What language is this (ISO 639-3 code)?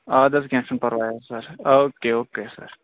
kas